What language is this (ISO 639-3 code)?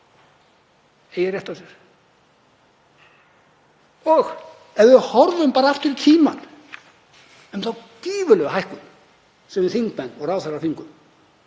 isl